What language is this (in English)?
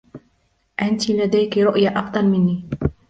Arabic